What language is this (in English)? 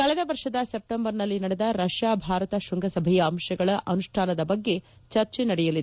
Kannada